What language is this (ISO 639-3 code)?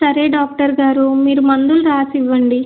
tel